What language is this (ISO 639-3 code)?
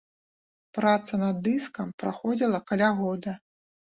bel